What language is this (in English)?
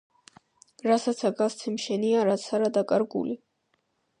Georgian